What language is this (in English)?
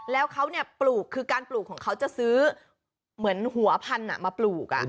Thai